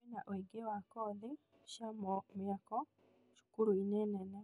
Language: Kikuyu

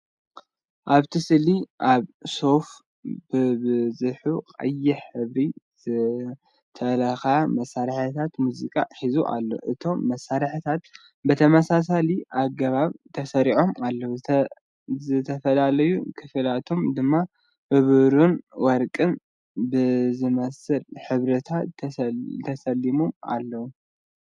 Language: Tigrinya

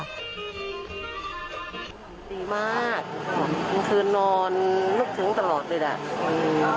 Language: Thai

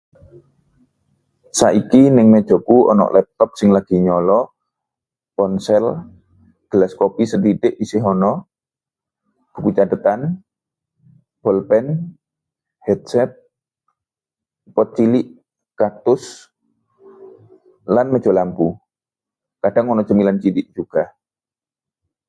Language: Javanese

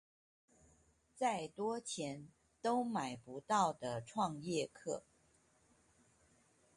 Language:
Chinese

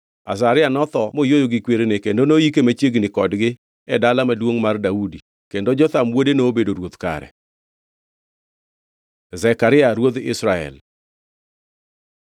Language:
Luo (Kenya and Tanzania)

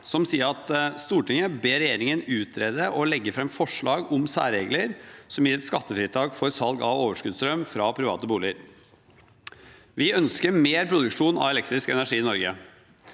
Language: Norwegian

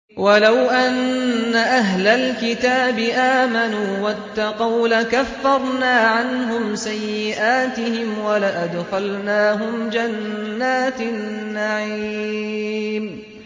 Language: Arabic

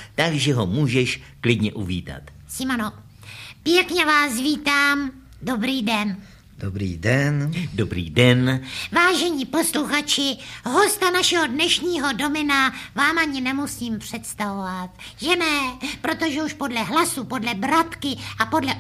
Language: Czech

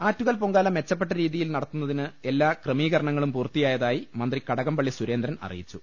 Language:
Malayalam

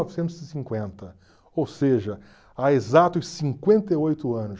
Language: Portuguese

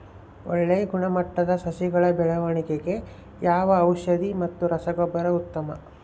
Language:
Kannada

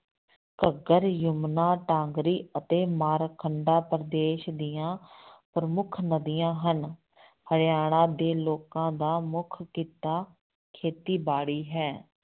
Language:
Punjabi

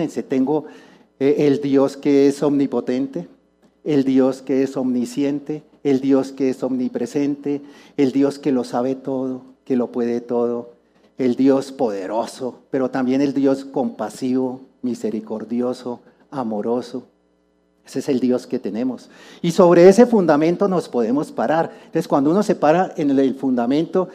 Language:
Spanish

